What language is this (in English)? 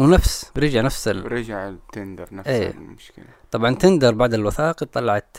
Arabic